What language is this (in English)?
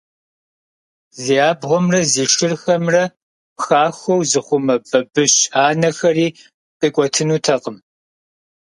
Kabardian